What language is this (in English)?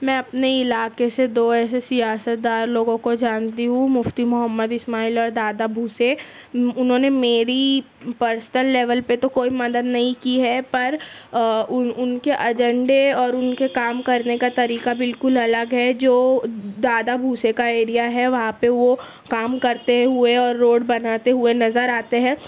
Urdu